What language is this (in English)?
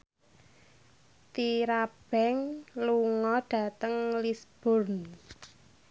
Javanese